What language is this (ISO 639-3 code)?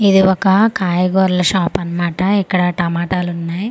tel